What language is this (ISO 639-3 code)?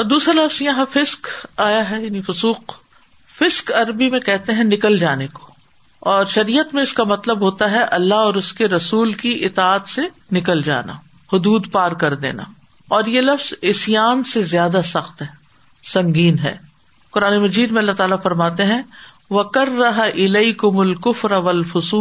urd